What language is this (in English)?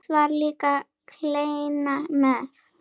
Icelandic